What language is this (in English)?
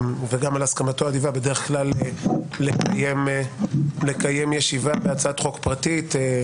Hebrew